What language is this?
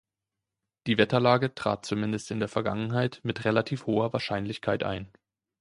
German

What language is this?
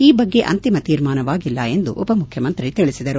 Kannada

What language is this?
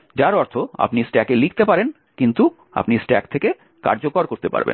Bangla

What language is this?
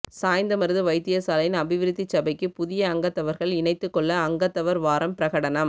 Tamil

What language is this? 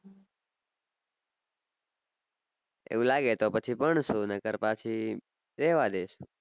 Gujarati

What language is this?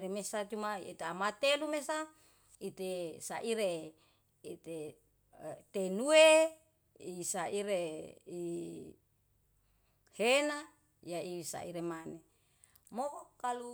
Yalahatan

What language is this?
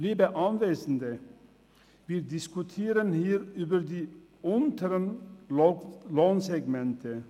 Swiss German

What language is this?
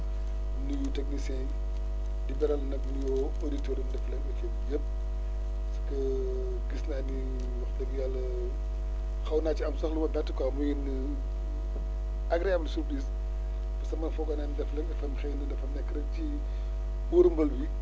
Wolof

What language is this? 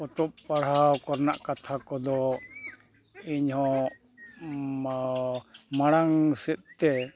Santali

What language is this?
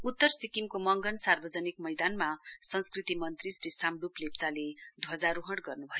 Nepali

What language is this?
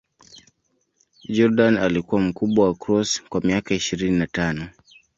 Swahili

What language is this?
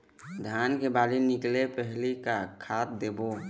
Chhattisgarhi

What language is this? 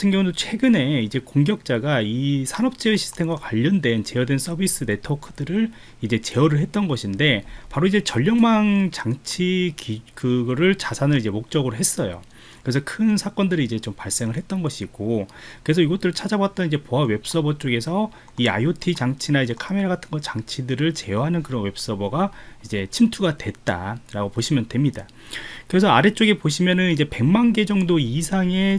Korean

